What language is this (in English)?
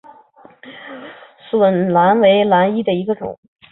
Chinese